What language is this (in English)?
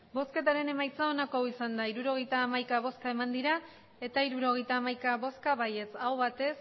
Basque